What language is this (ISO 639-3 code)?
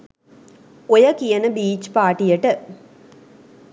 sin